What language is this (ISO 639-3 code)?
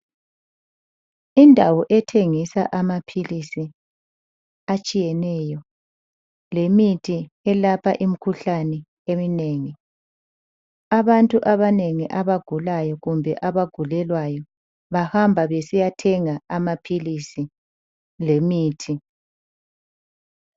nde